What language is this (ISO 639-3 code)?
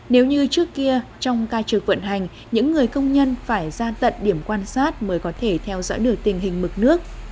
vie